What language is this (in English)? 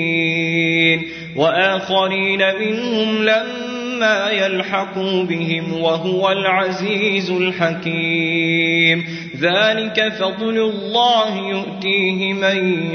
Arabic